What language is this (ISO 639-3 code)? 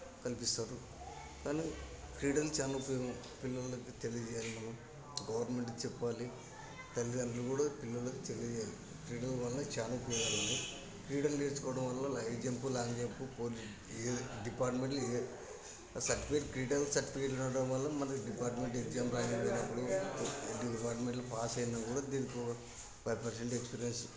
tel